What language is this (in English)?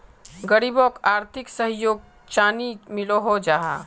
Magahi